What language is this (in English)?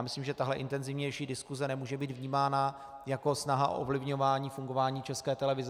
Czech